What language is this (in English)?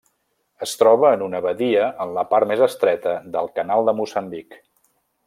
Catalan